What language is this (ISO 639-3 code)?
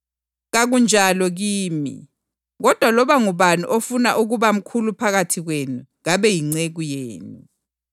nde